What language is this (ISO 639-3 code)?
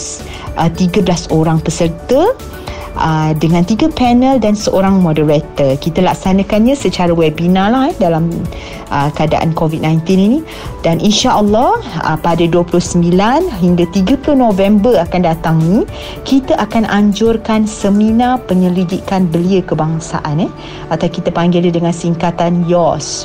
msa